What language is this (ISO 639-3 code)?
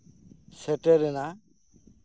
sat